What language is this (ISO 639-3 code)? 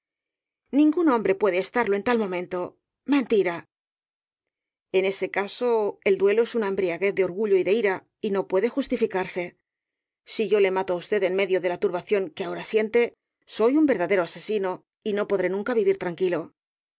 spa